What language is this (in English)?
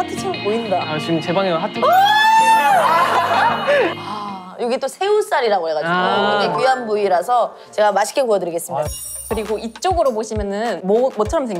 Korean